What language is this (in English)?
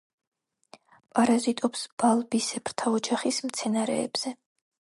Georgian